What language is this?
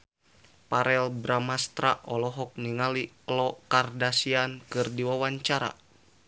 Sundanese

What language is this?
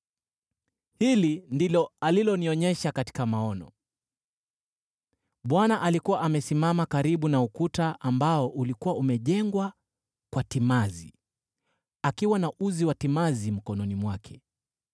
Swahili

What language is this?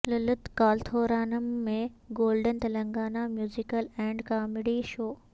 Urdu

